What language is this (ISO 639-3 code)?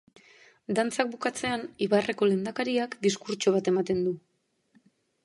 eus